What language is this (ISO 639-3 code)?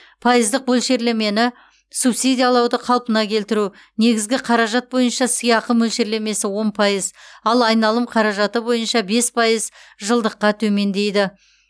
kaz